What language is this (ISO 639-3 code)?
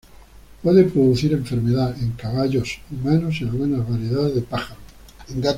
spa